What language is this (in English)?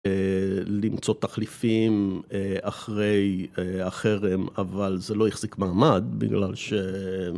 Hebrew